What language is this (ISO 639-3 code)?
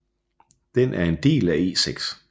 dan